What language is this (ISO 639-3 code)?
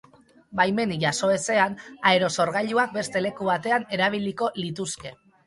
eus